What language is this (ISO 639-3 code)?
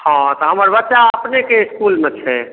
mai